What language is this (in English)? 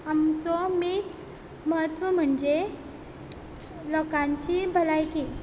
Konkani